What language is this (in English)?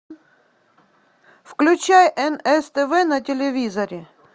Russian